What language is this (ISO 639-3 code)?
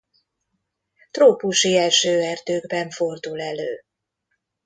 hun